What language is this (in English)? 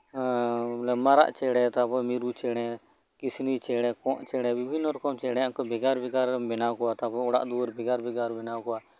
Santali